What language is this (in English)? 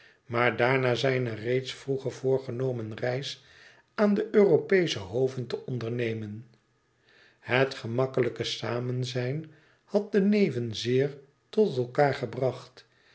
Dutch